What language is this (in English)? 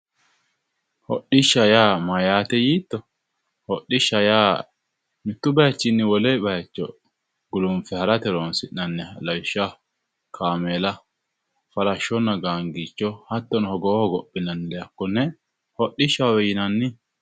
Sidamo